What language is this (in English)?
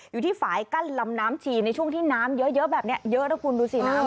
Thai